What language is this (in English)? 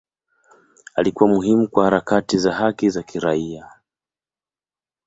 Swahili